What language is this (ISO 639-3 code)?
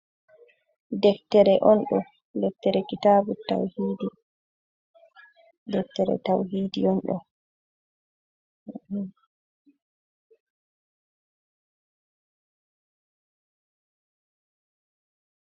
ful